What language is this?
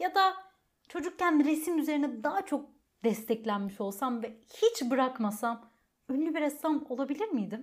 Turkish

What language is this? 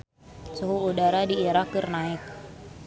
Sundanese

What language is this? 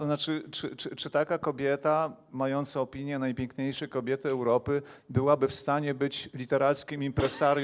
Polish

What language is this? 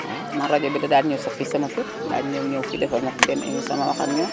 Wolof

